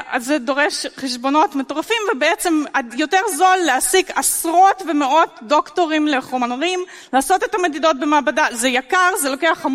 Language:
Hebrew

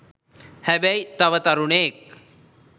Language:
Sinhala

